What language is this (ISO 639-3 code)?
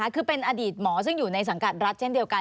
tha